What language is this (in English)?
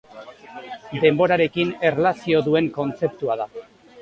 Basque